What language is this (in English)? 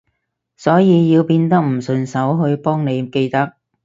Cantonese